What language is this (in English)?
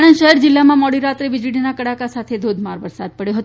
Gujarati